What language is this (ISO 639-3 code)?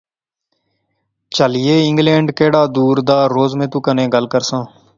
phr